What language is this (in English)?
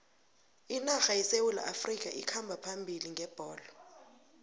South Ndebele